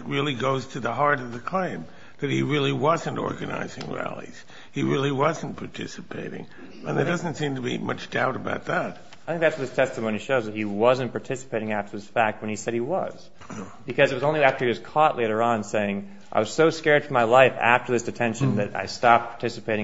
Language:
English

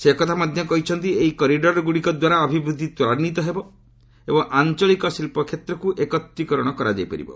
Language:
Odia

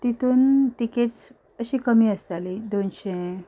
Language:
Konkani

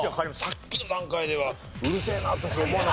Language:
Japanese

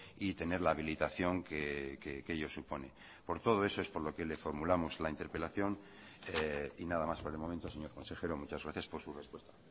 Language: Spanish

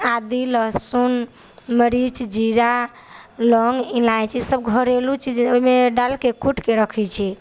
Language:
Maithili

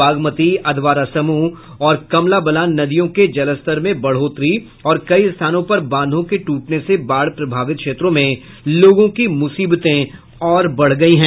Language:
Hindi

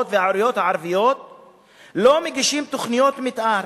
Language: Hebrew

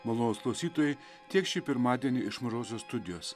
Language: Lithuanian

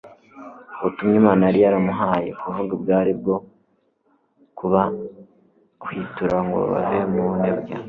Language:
Kinyarwanda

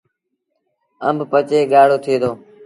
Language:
Sindhi Bhil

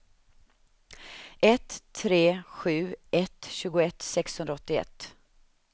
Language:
Swedish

